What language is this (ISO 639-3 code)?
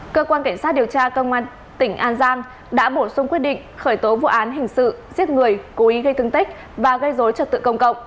vie